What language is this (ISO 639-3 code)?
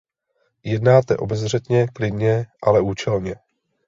ces